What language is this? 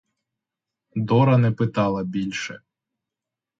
Ukrainian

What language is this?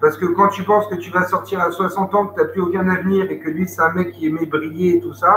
French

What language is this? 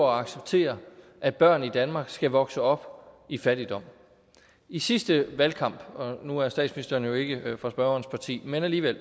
Danish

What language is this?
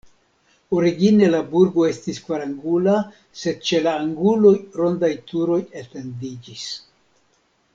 Esperanto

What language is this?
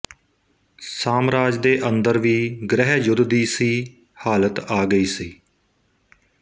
Punjabi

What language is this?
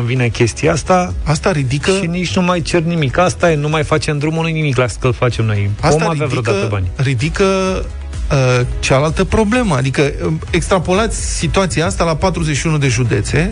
Romanian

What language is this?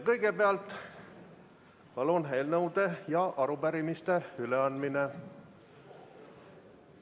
Estonian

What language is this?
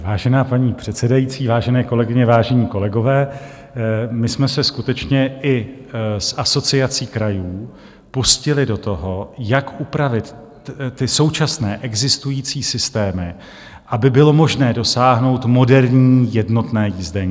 Czech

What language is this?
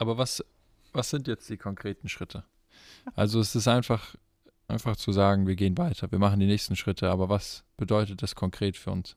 German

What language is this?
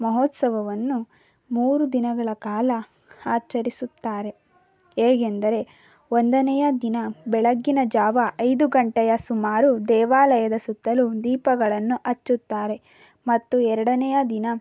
Kannada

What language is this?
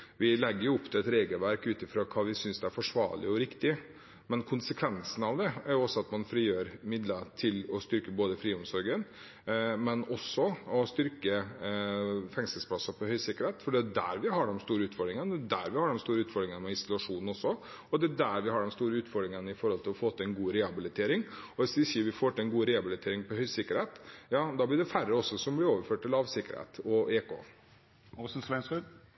Norwegian Bokmål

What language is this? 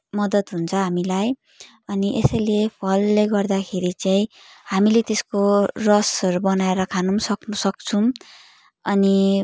Nepali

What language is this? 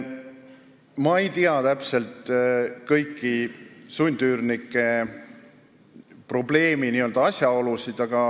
Estonian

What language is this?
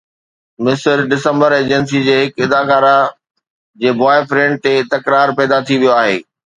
Sindhi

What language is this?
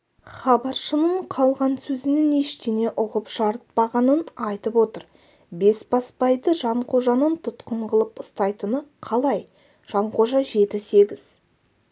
Kazakh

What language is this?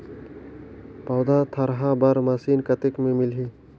Chhattisgarhi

